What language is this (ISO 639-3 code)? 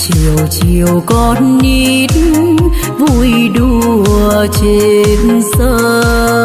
vie